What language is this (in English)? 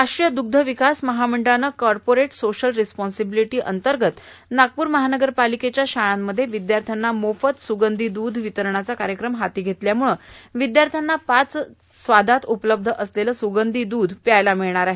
Marathi